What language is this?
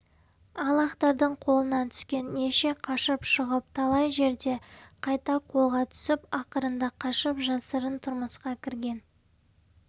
Kazakh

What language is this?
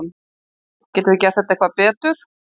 Icelandic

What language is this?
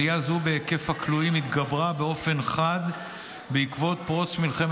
Hebrew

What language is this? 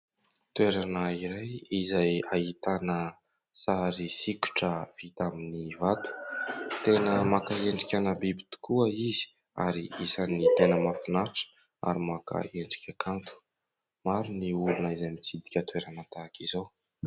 Malagasy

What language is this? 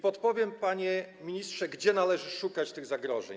Polish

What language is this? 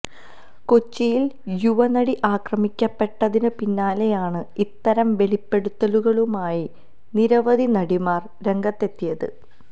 Malayalam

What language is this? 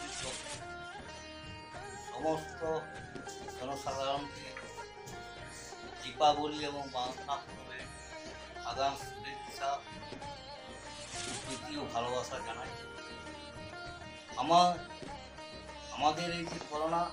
Hindi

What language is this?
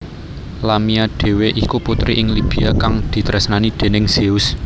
Javanese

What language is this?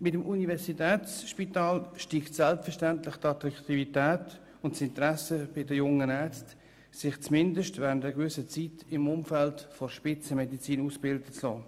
Swiss German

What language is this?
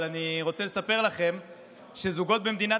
Hebrew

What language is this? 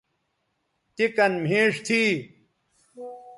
Bateri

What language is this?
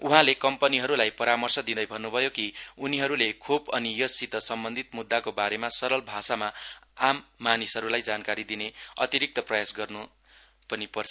Nepali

